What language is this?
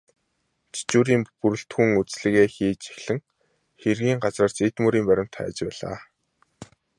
Mongolian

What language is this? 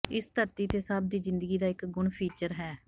Punjabi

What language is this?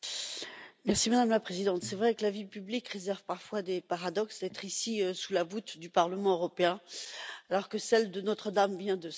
French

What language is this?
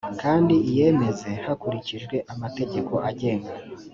Kinyarwanda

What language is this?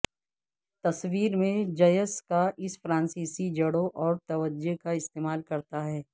Urdu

